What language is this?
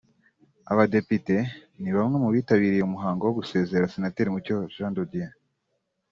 Kinyarwanda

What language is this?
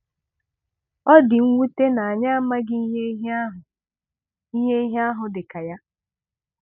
Igbo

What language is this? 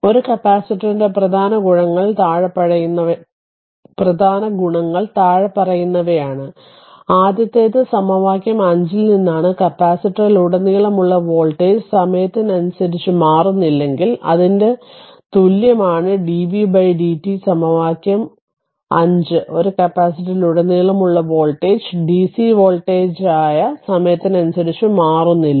Malayalam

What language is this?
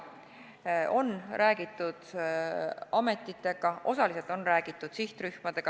Estonian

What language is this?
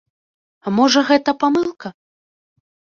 Belarusian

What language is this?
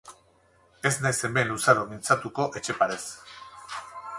Basque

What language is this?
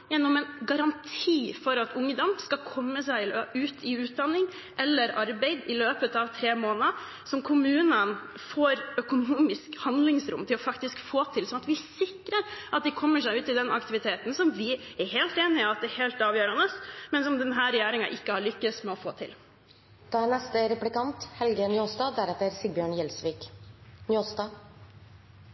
Norwegian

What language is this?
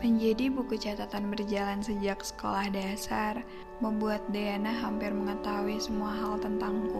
Indonesian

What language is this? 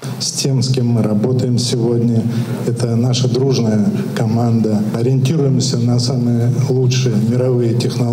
Russian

